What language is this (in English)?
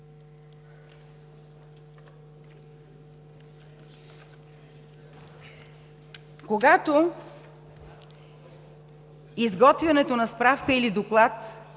Bulgarian